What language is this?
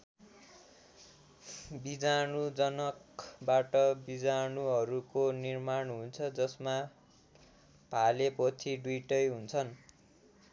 Nepali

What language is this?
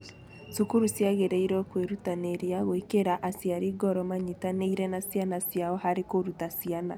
Kikuyu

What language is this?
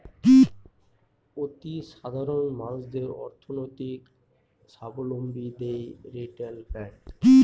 Bangla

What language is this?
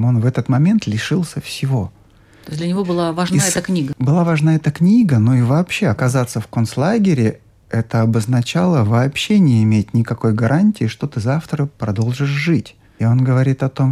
Russian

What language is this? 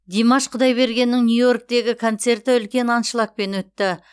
Kazakh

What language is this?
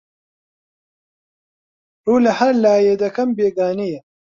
Central Kurdish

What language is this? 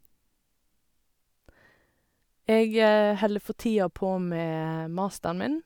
Norwegian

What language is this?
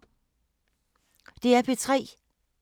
Danish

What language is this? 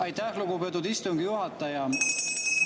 Estonian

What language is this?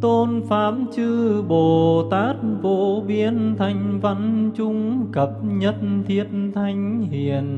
Vietnamese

